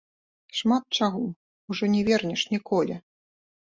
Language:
Belarusian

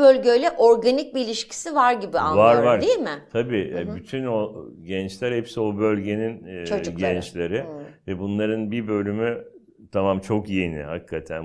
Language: Turkish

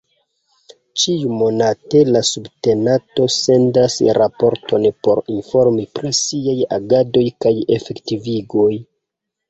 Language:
Esperanto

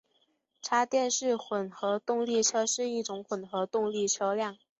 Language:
Chinese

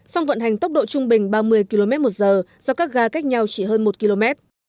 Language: Vietnamese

